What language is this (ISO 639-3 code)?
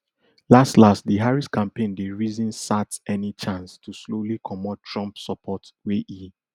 pcm